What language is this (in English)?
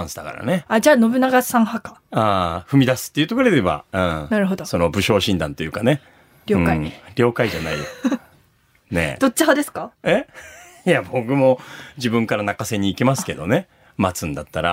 Japanese